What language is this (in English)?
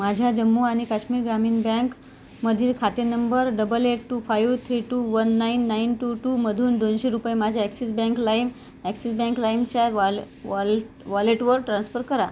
Marathi